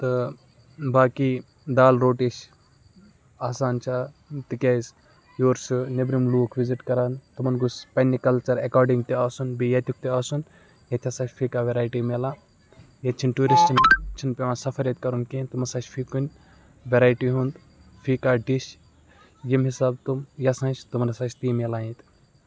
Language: Kashmiri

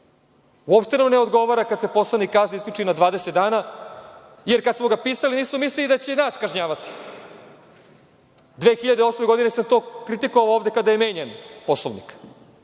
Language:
Serbian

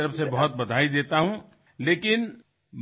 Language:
Assamese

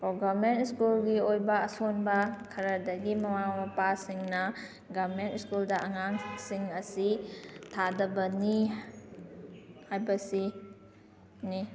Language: Manipuri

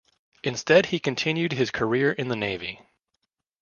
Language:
English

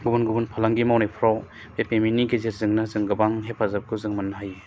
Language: Bodo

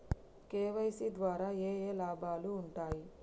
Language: Telugu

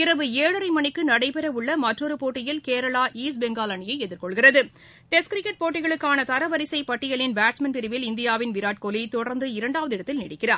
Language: Tamil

